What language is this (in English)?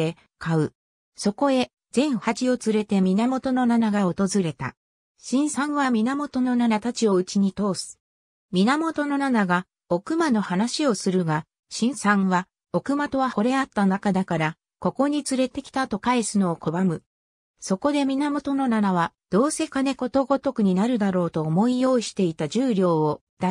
Japanese